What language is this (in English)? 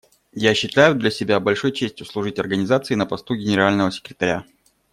Russian